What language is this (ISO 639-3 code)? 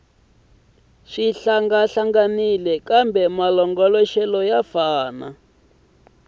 tso